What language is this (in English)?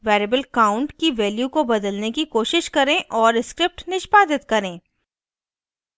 Hindi